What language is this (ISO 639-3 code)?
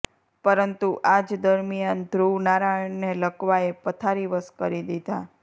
guj